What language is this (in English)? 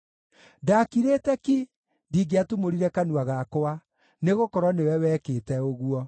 Kikuyu